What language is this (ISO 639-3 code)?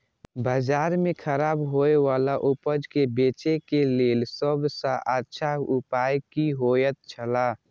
mai